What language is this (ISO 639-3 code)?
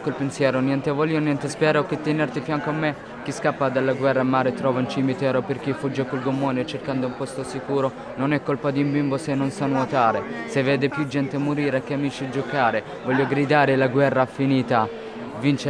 ita